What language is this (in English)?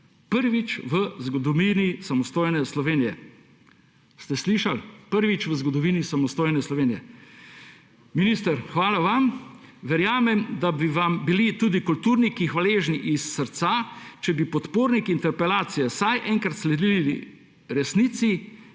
Slovenian